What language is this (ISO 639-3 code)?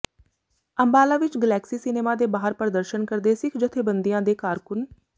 pan